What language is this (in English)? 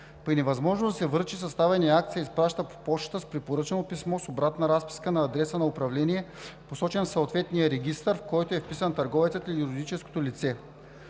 Bulgarian